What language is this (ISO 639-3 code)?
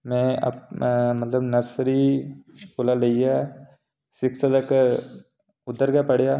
doi